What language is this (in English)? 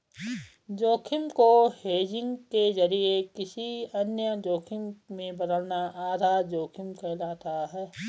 Hindi